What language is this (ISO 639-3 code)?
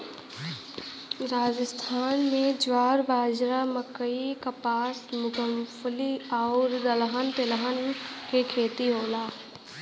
bho